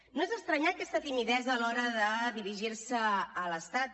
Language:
Catalan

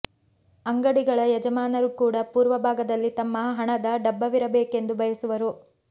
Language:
Kannada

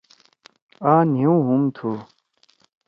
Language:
Torwali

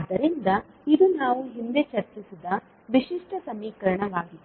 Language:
Kannada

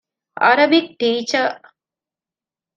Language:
Divehi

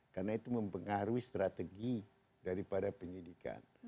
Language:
Indonesian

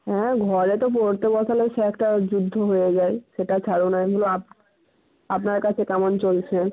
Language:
Bangla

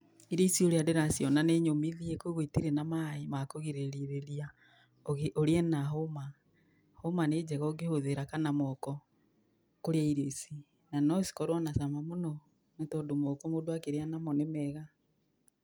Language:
Kikuyu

